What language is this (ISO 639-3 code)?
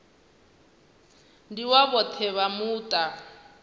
ven